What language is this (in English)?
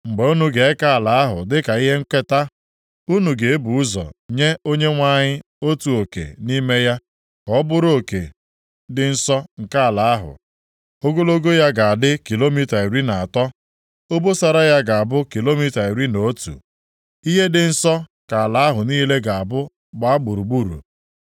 Igbo